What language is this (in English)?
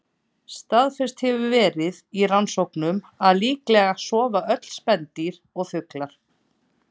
Icelandic